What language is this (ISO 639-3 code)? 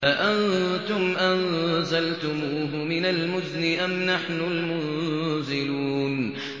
ara